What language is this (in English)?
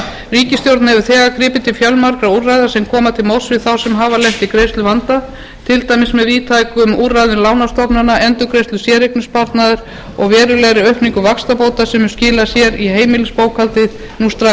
Icelandic